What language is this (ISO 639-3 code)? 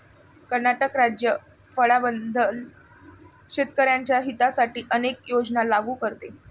mar